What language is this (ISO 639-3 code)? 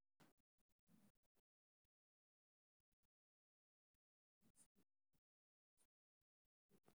som